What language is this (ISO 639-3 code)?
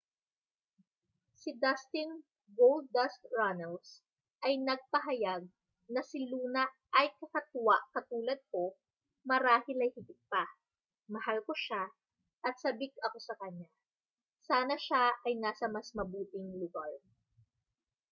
fil